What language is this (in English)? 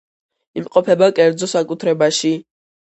Georgian